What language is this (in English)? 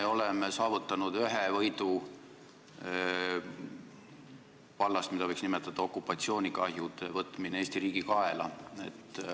Estonian